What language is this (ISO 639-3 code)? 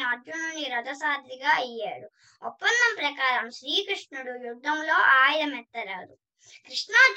tel